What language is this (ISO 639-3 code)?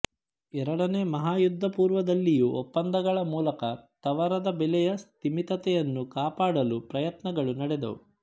kan